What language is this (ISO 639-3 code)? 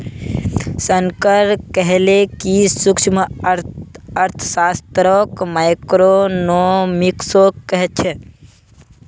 mag